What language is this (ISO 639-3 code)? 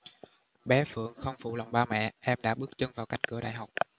vie